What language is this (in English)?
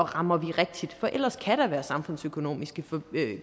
Danish